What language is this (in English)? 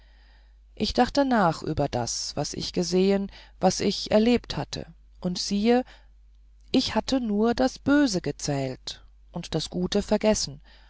German